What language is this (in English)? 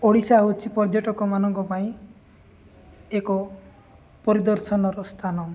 Odia